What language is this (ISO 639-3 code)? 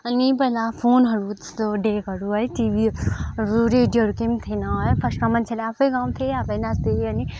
nep